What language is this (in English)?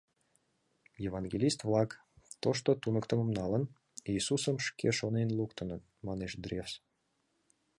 Mari